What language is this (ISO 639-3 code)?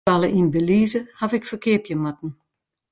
fry